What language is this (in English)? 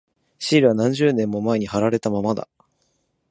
Japanese